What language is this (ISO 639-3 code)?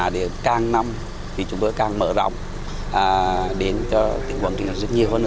vie